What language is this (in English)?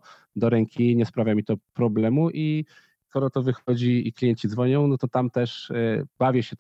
Polish